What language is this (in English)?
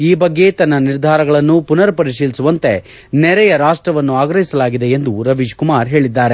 Kannada